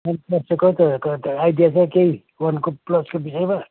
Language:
Nepali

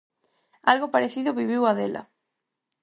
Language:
Galician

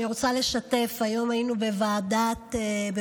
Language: Hebrew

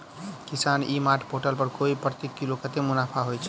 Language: Maithili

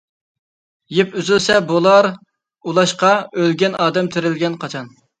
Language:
Uyghur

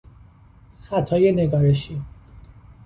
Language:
Persian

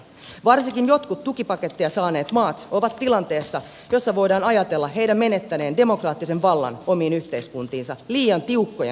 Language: Finnish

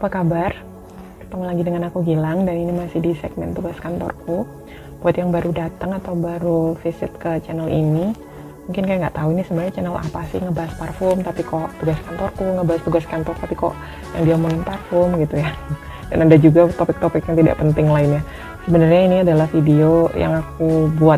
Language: Indonesian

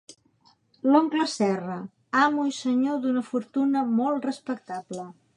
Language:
Catalan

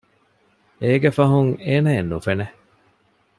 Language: Divehi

